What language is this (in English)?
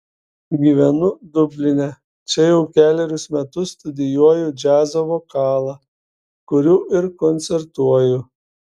Lithuanian